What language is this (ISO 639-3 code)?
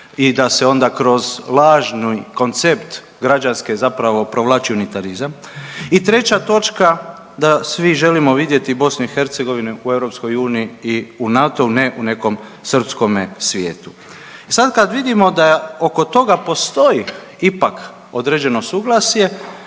hrv